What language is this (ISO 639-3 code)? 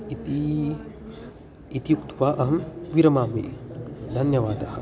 san